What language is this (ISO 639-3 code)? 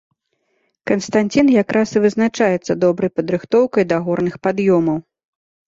bel